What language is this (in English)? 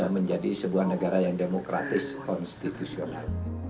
Indonesian